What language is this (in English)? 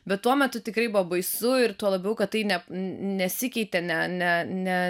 Lithuanian